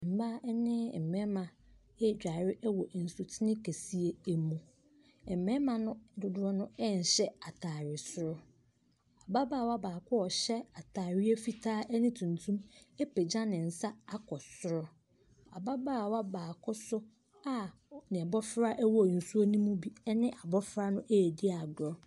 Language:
Akan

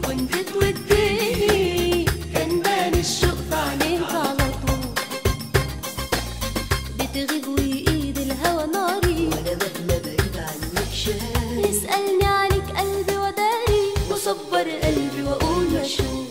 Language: Arabic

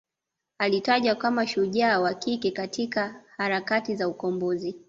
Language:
Swahili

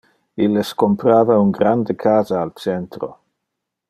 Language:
Interlingua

